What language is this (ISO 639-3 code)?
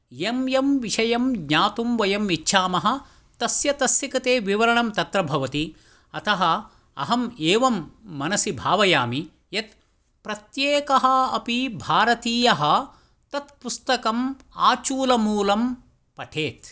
san